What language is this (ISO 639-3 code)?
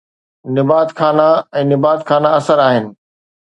snd